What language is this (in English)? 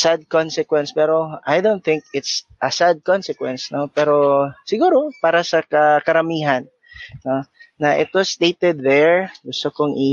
Filipino